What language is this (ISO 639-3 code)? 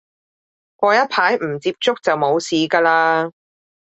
yue